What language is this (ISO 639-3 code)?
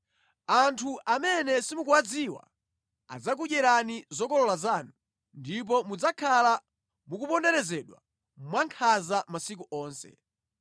nya